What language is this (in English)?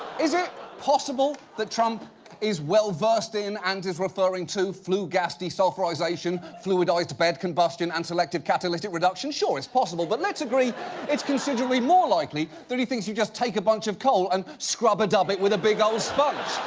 English